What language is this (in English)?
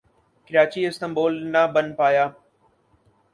Urdu